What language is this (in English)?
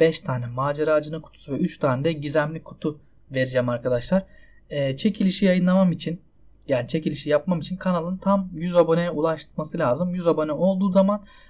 Turkish